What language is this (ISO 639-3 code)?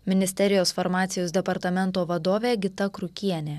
lit